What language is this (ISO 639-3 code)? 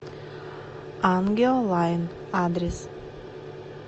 rus